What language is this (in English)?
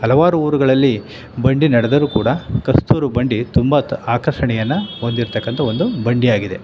Kannada